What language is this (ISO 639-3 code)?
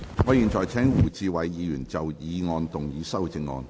yue